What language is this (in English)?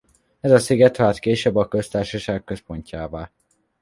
Hungarian